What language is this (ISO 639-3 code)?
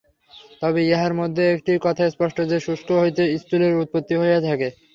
ben